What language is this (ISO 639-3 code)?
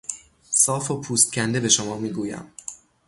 fas